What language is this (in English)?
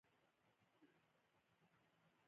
Pashto